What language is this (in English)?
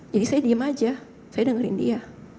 Indonesian